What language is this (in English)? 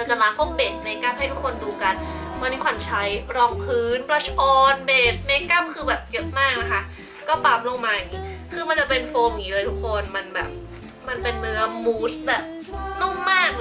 Thai